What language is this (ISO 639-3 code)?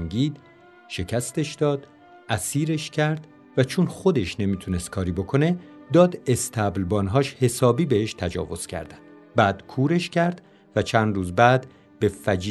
fas